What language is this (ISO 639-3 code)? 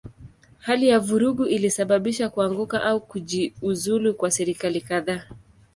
swa